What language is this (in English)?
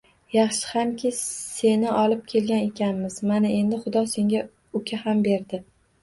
Uzbek